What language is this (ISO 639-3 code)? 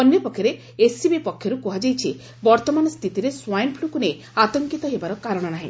ori